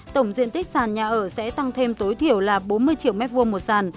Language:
Vietnamese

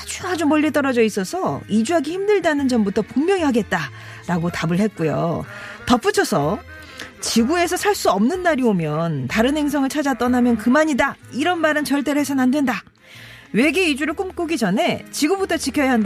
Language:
Korean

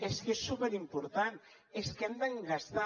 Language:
Catalan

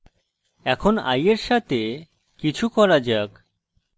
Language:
Bangla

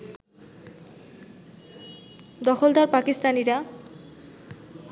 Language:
Bangla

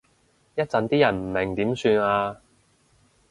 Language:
Cantonese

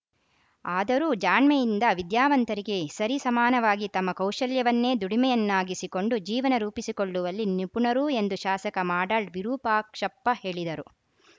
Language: Kannada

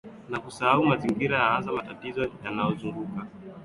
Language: Swahili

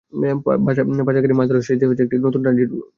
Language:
Bangla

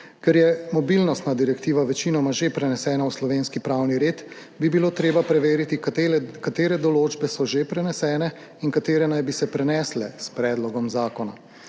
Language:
Slovenian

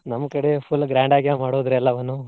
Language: Kannada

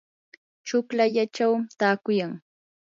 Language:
Yanahuanca Pasco Quechua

